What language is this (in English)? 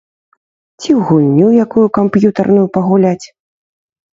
Belarusian